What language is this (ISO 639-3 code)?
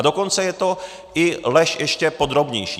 ces